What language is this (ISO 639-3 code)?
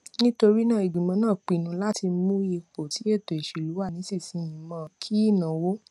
yor